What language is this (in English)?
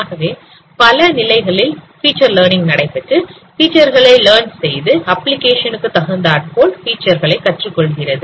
Tamil